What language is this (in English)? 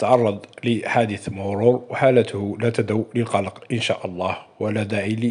Arabic